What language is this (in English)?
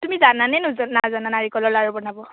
Assamese